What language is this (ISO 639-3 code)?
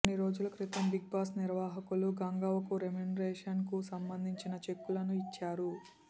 tel